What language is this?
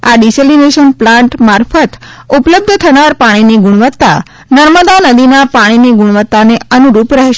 Gujarati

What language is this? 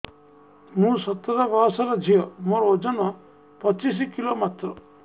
Odia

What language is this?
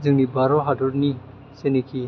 Bodo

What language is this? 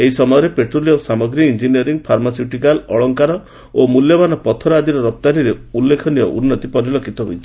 Odia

